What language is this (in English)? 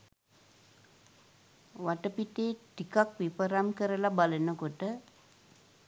Sinhala